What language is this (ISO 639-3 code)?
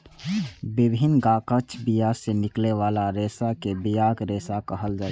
mai